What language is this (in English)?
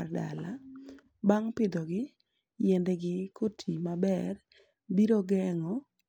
Luo (Kenya and Tanzania)